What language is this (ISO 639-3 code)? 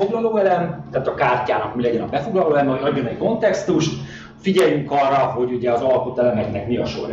hun